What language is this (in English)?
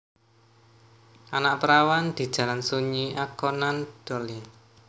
Javanese